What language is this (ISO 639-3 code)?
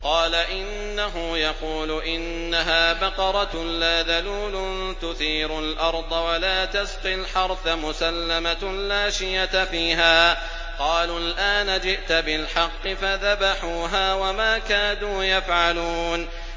ara